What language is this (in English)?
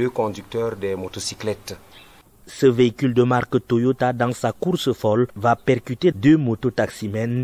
French